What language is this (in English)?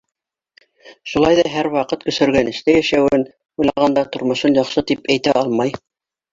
Bashkir